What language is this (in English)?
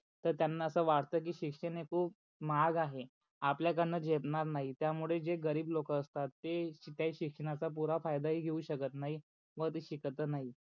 Marathi